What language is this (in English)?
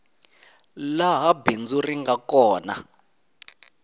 Tsonga